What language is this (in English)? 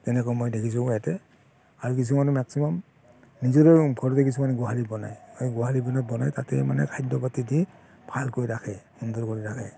Assamese